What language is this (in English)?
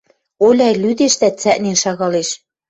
Western Mari